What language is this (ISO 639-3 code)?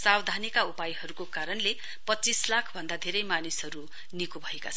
nep